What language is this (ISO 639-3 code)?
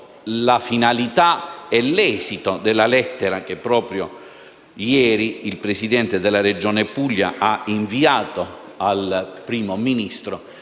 ita